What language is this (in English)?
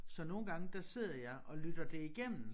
Danish